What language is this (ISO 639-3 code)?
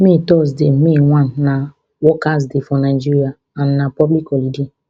pcm